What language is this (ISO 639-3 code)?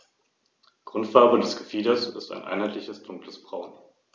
deu